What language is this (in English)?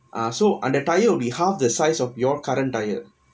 English